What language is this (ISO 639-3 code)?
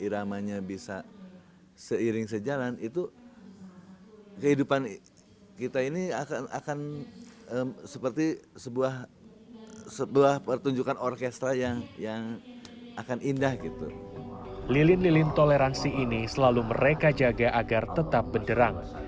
ind